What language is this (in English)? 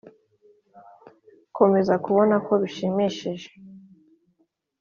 Kinyarwanda